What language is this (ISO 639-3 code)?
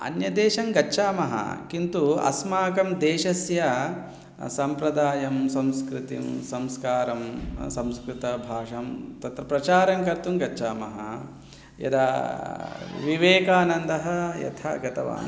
san